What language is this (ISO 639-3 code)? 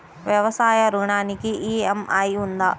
tel